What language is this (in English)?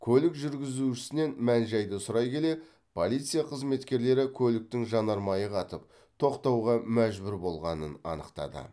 Kazakh